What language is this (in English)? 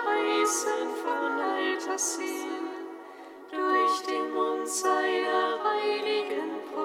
German